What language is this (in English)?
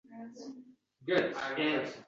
Uzbek